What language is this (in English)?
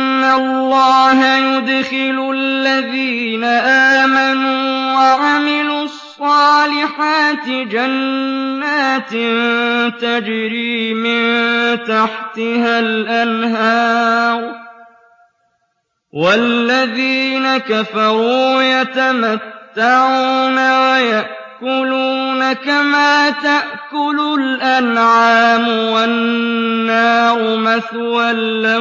Arabic